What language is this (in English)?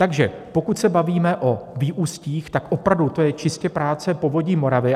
Czech